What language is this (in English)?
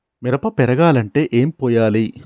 Telugu